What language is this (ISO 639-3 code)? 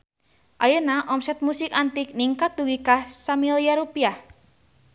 sun